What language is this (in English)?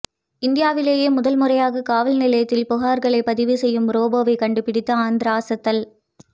Tamil